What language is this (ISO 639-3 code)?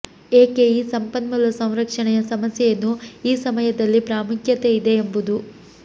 kan